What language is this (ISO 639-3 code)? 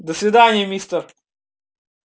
rus